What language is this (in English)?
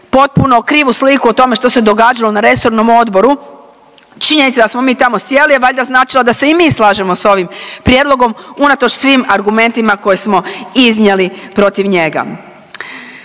Croatian